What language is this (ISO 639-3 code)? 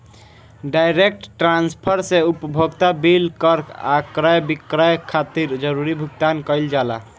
bho